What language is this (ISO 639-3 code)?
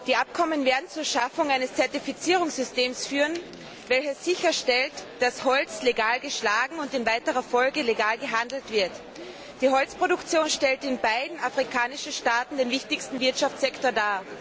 deu